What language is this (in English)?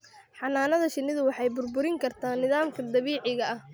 Somali